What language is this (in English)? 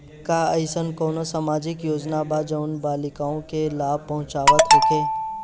Bhojpuri